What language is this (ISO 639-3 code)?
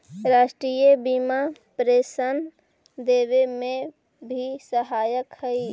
mag